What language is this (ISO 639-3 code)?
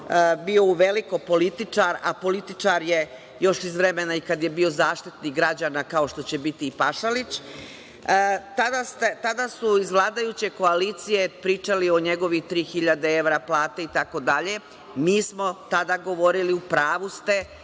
srp